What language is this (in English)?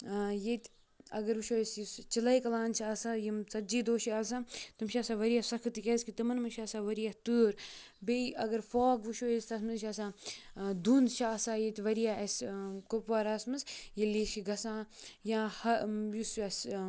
Kashmiri